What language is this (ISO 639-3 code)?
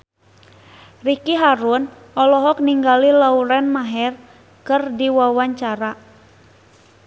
sun